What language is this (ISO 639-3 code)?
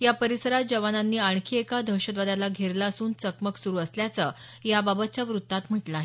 mar